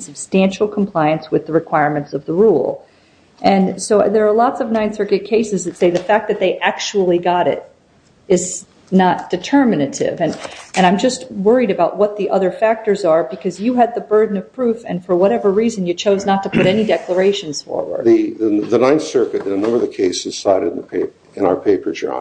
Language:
English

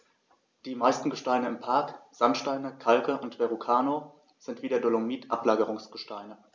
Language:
German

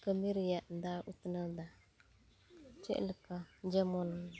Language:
Santali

